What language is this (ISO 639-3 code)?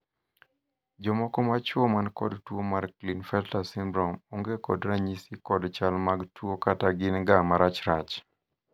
luo